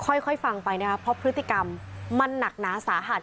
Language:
Thai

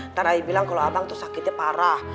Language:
Indonesian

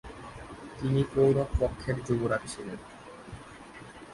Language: Bangla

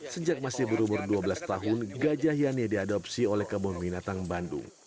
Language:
Indonesian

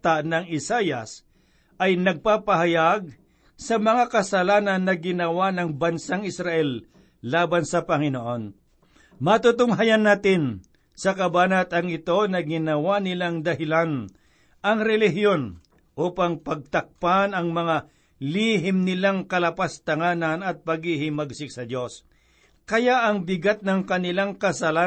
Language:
Filipino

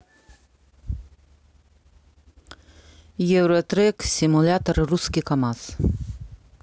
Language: Russian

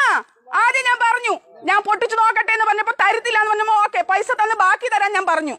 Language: Malayalam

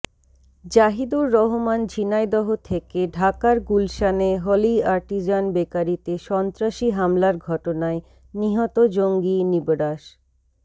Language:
Bangla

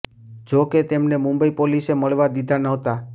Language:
Gujarati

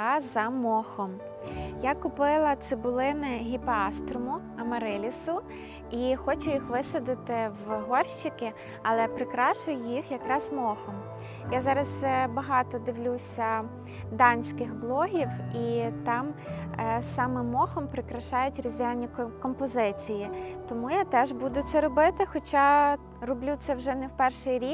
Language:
Ukrainian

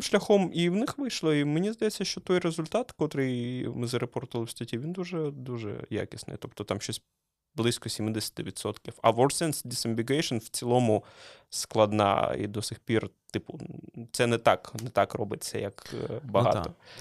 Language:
Ukrainian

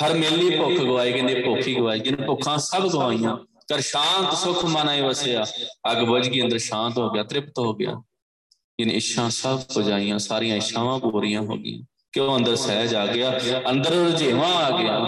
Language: Punjabi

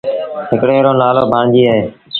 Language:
Sindhi Bhil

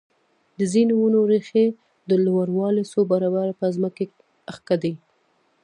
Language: Pashto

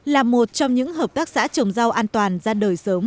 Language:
Vietnamese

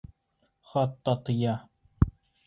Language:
Bashkir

